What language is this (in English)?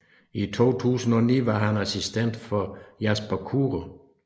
Danish